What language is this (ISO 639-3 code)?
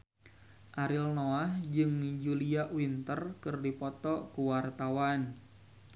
sun